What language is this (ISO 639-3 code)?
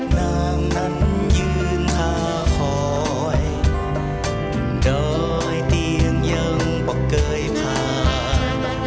tha